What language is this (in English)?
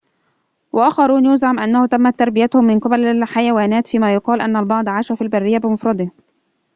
Arabic